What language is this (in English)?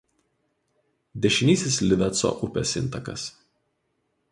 Lithuanian